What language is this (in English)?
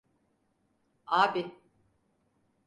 Turkish